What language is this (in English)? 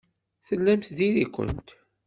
Kabyle